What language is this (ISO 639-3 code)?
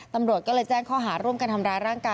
tha